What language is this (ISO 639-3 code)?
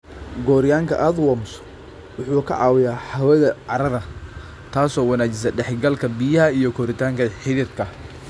som